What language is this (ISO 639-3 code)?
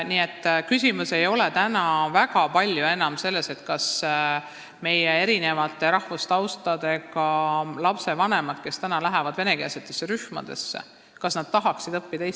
est